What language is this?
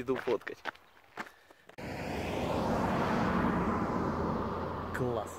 Russian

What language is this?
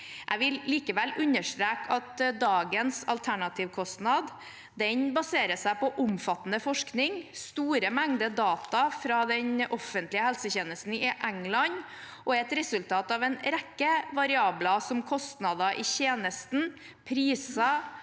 Norwegian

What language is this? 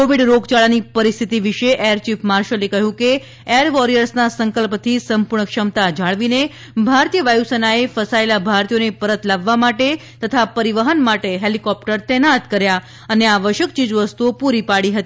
Gujarati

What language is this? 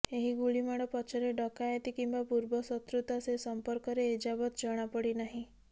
Odia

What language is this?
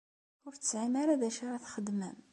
Kabyle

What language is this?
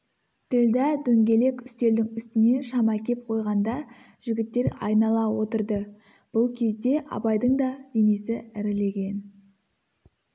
Kazakh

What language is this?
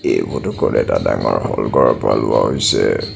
Assamese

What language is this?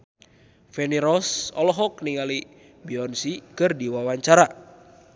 Sundanese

